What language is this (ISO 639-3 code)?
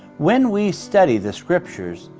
eng